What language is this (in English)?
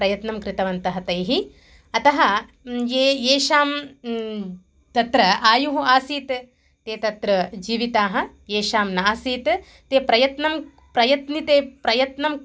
Sanskrit